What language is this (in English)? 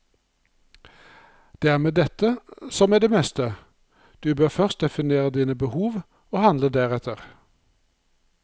Norwegian